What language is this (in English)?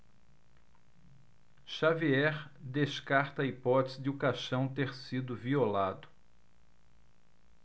Portuguese